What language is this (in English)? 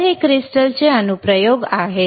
Marathi